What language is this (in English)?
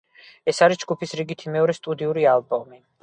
Georgian